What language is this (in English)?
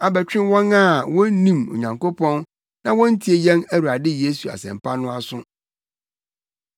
Akan